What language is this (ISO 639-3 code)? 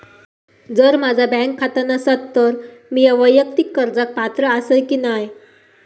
mar